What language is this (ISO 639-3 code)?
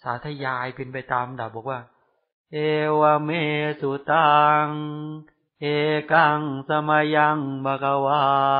tha